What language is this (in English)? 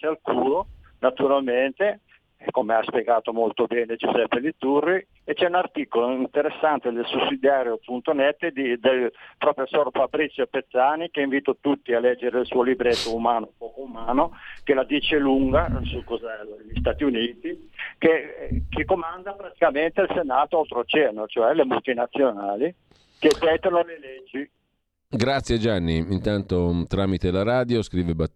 Italian